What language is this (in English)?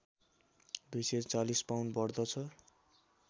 Nepali